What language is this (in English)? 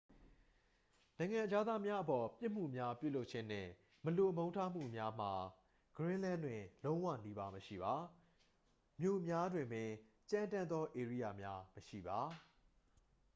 Burmese